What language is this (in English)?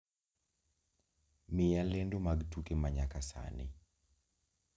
Luo (Kenya and Tanzania)